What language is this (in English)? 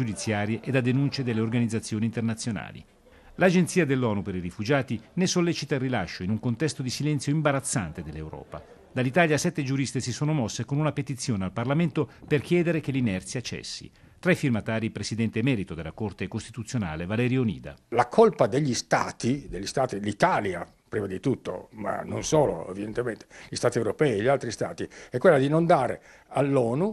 Italian